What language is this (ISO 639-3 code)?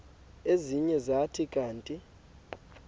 xho